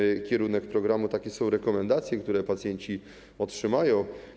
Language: Polish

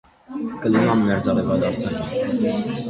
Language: Armenian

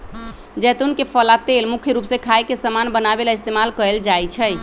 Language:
Magahi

